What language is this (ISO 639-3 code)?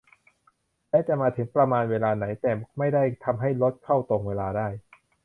tha